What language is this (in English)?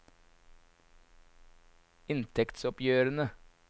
Norwegian